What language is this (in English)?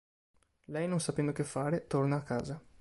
Italian